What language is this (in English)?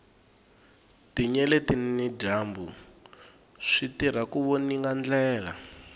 Tsonga